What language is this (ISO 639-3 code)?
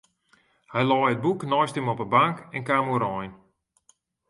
fry